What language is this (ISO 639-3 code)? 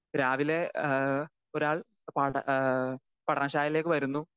mal